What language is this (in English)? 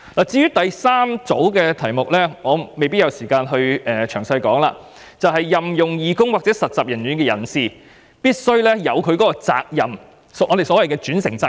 Cantonese